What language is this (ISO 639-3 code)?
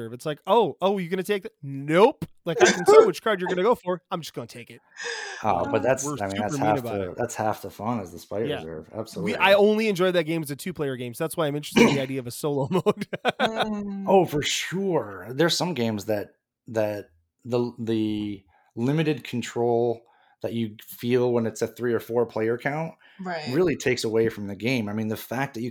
eng